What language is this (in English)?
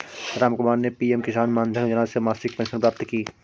Hindi